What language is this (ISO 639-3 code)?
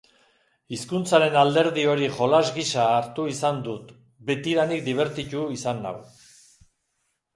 eus